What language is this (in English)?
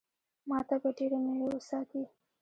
Pashto